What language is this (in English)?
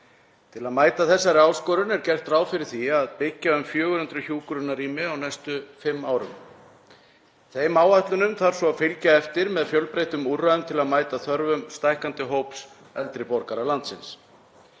Icelandic